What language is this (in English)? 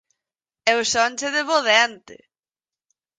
Galician